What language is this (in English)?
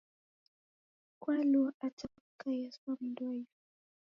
Taita